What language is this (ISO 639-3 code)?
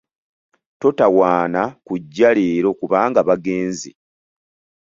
lug